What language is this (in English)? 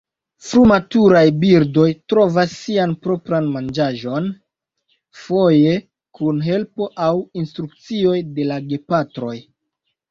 Esperanto